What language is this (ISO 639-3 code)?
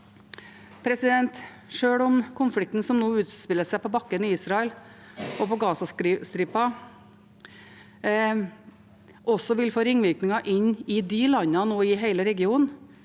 nor